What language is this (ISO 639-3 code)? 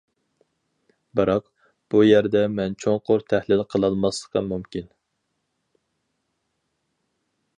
uig